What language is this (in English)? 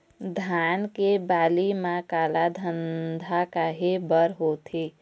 Chhattisgarhi